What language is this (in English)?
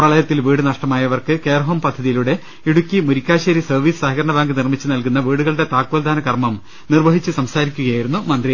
Malayalam